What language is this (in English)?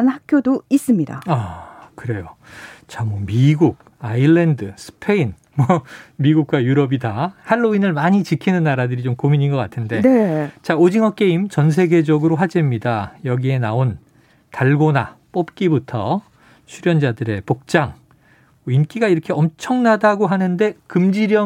Korean